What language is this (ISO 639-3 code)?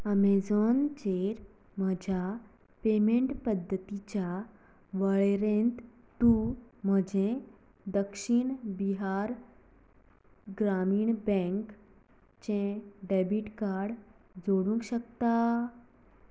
kok